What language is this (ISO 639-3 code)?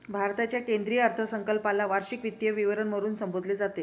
mar